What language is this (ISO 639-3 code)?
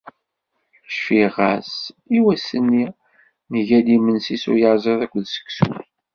kab